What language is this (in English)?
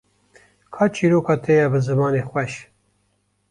Kurdish